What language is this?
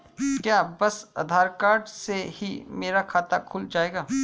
Hindi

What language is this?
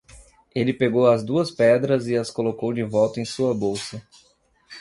Portuguese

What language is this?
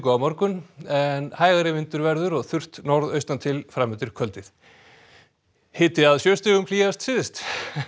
Icelandic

